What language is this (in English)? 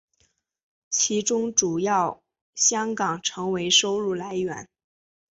Chinese